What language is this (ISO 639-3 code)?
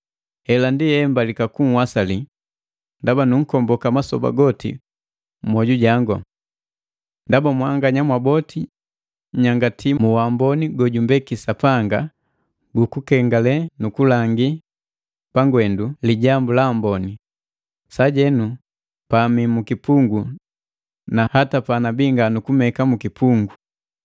mgv